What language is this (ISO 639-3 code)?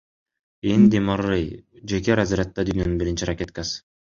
kir